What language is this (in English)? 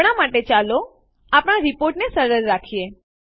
Gujarati